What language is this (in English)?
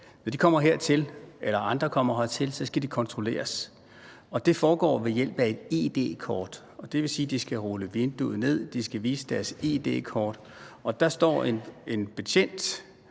Danish